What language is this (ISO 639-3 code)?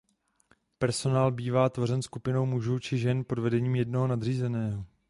ces